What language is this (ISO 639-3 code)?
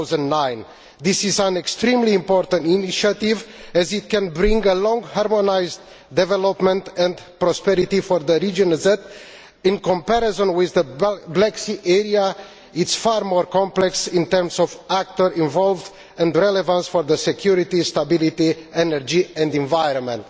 eng